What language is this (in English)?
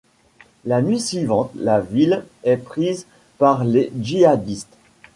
French